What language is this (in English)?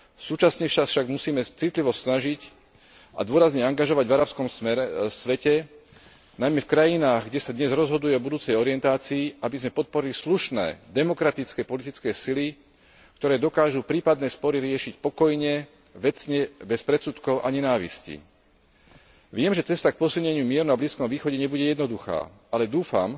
Slovak